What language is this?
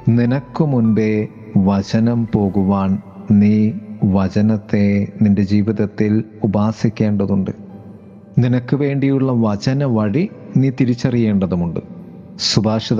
Malayalam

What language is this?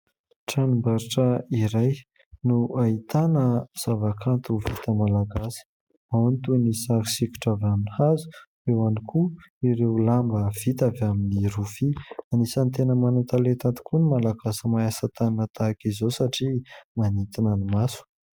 Malagasy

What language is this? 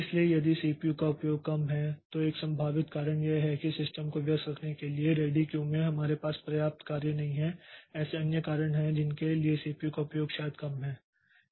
Hindi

